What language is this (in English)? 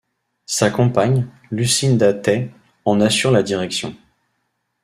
French